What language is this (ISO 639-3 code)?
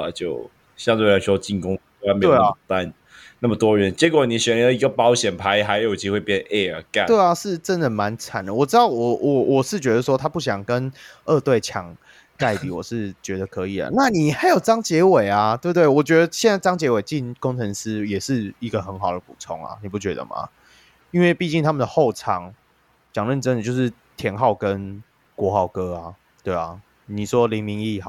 zho